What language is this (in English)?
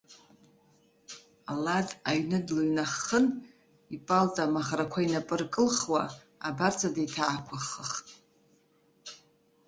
Abkhazian